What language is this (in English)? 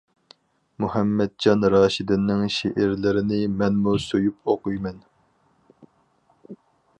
Uyghur